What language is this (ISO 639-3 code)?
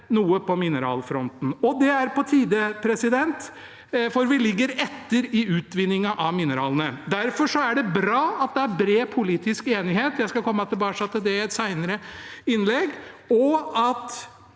nor